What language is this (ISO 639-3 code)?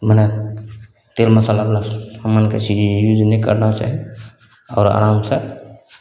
mai